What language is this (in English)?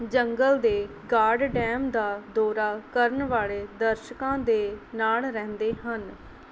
Punjabi